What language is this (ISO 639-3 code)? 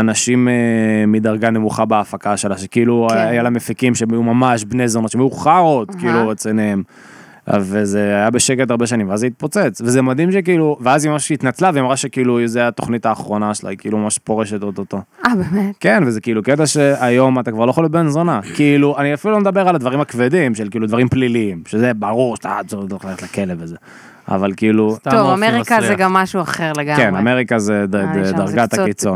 heb